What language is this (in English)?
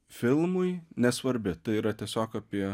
Lithuanian